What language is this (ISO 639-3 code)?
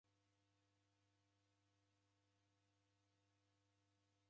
dav